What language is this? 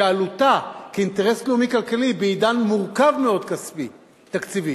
Hebrew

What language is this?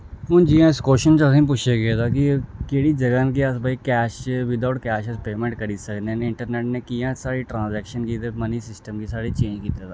Dogri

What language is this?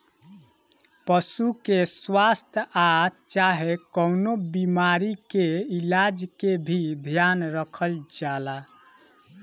Bhojpuri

